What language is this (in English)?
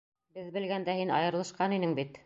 Bashkir